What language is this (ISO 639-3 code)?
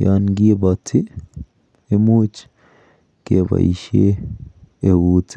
kln